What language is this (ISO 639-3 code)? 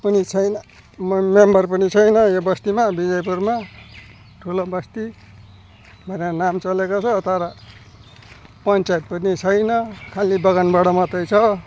nep